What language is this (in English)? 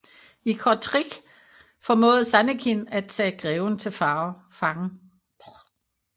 Danish